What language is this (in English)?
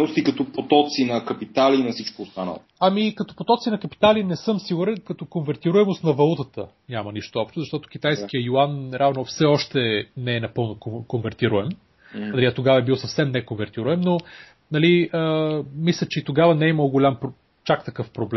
Bulgarian